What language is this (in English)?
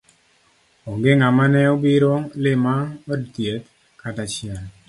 Luo (Kenya and Tanzania)